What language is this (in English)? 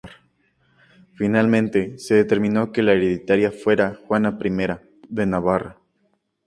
Spanish